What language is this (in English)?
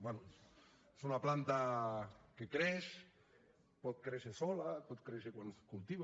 Catalan